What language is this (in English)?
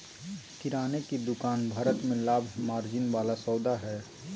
Magahi